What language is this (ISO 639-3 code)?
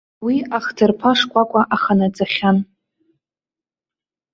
abk